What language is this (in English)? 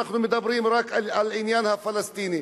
Hebrew